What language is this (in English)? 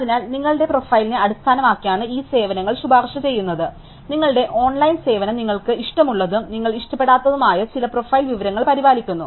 Malayalam